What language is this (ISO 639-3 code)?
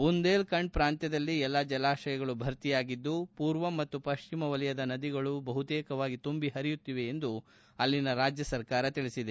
kan